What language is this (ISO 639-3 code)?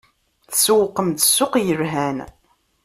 kab